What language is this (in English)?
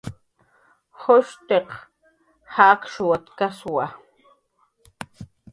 Jaqaru